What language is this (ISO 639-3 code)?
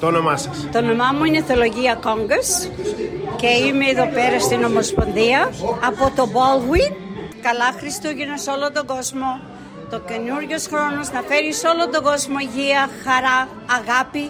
ell